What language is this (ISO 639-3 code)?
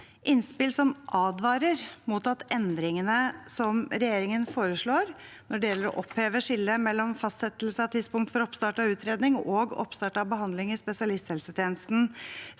nor